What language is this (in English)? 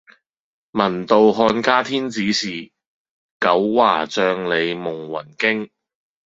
Cantonese